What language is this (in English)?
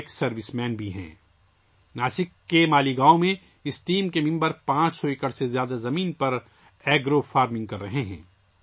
Urdu